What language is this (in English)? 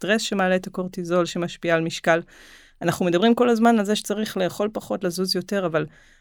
Hebrew